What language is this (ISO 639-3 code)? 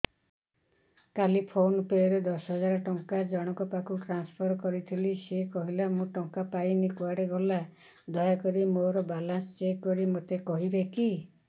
ori